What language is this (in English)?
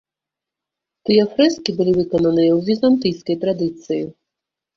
Belarusian